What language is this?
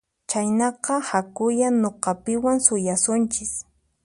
Puno Quechua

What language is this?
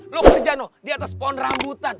Indonesian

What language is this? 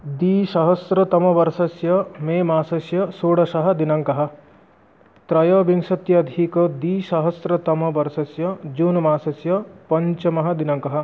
Sanskrit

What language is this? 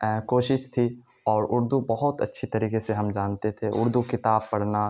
Urdu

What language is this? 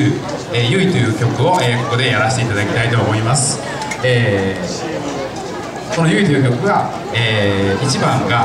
Japanese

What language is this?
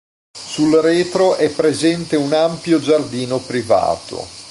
Italian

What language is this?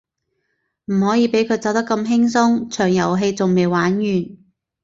Cantonese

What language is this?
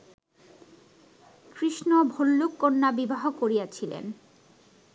Bangla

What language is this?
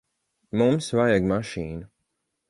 Latvian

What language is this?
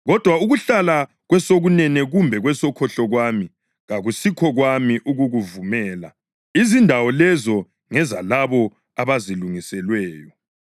North Ndebele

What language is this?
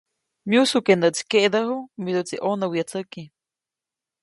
Copainalá Zoque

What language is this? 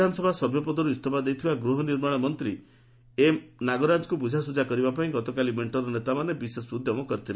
Odia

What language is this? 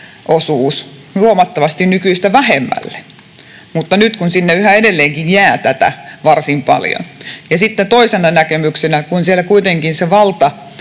Finnish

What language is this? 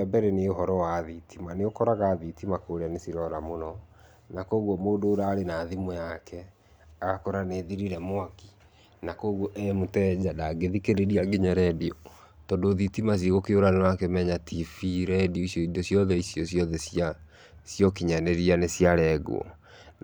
Kikuyu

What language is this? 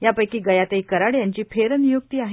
Marathi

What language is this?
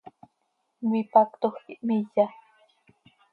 Seri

